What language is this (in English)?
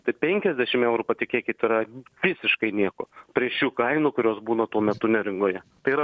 Lithuanian